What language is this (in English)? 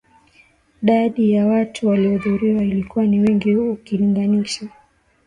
Swahili